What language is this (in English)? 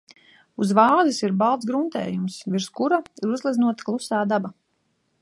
Latvian